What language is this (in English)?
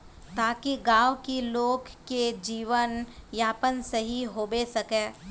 Magahi